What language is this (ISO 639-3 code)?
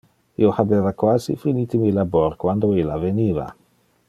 ina